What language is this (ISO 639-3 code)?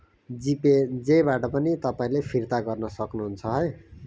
nep